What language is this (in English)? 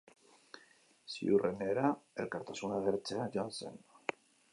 Basque